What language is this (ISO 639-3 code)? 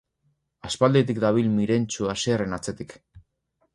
eus